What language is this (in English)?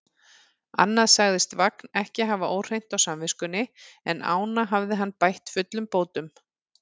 Icelandic